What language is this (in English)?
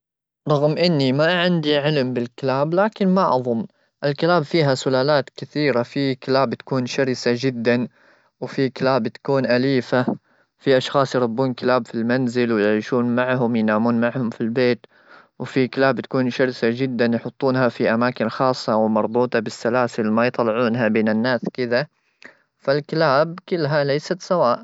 Gulf Arabic